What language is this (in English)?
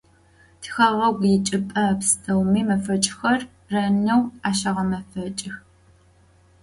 Adyghe